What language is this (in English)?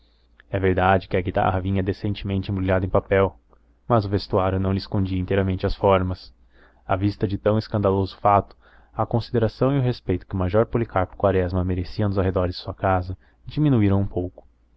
Portuguese